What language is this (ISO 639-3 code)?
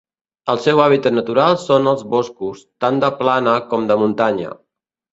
cat